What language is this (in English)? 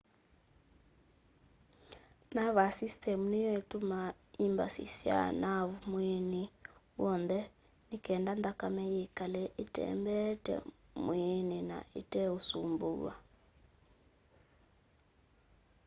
Kamba